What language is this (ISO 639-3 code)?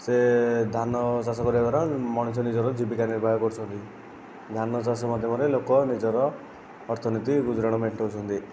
ori